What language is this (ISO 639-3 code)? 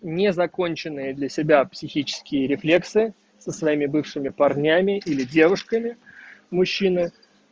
rus